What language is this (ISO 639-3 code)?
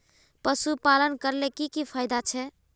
mag